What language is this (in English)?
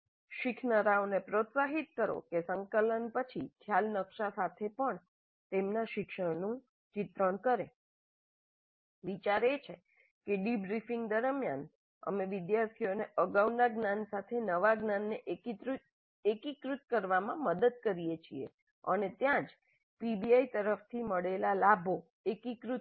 Gujarati